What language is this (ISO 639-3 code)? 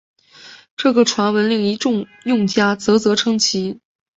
zho